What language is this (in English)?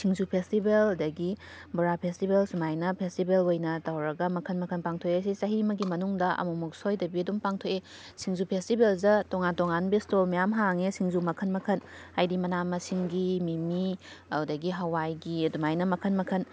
Manipuri